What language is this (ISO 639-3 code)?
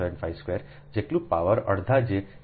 guj